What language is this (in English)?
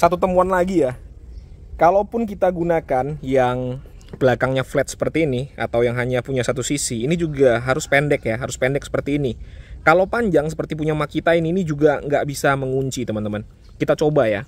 Indonesian